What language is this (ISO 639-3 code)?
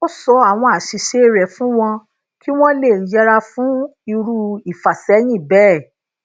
yor